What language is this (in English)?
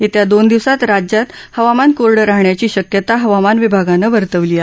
Marathi